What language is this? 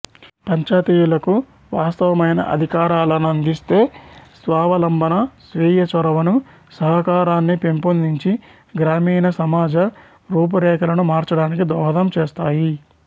Telugu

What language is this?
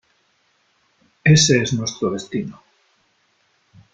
Spanish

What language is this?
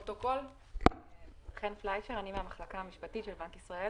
Hebrew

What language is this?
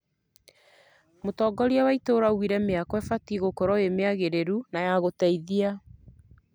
Kikuyu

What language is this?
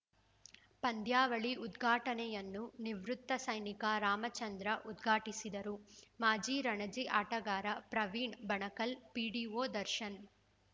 Kannada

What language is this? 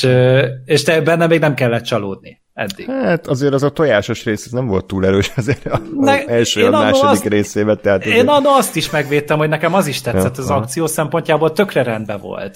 Hungarian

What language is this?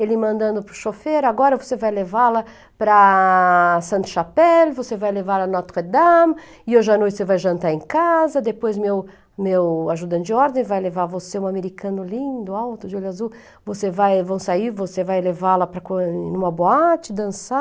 Portuguese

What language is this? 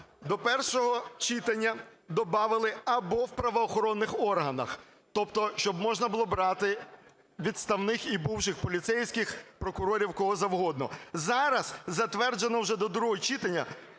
Ukrainian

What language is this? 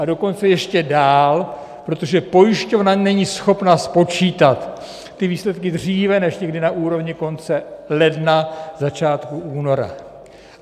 Czech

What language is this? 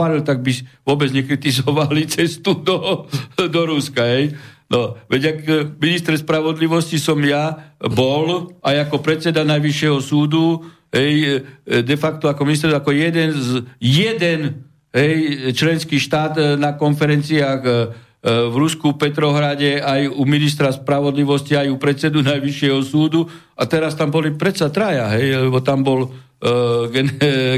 Slovak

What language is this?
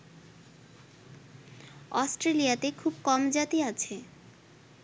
Bangla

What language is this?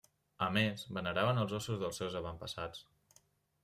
Catalan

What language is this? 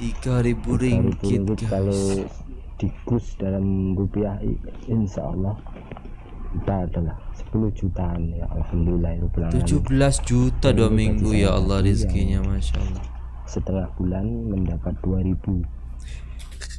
Indonesian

